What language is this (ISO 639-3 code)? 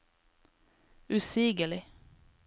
nor